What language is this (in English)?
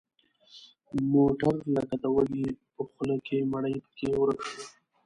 Pashto